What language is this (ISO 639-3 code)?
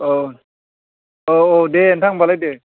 brx